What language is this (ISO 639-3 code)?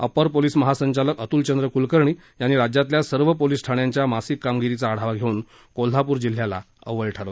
mar